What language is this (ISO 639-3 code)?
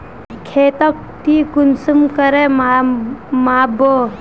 mag